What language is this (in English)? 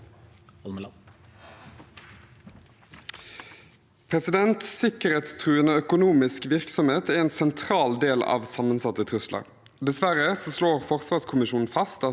Norwegian